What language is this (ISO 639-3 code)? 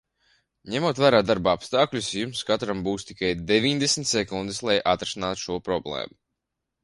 lav